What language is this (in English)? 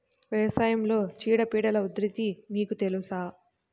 Telugu